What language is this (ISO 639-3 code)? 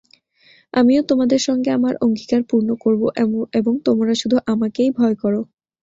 ben